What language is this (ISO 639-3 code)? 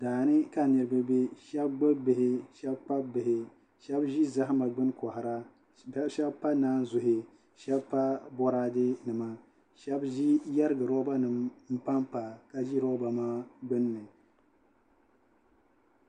dag